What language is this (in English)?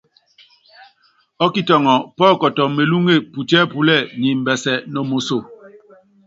Yangben